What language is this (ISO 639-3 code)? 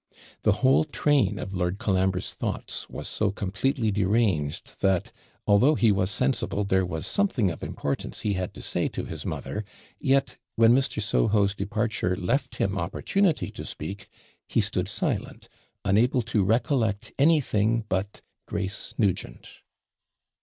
eng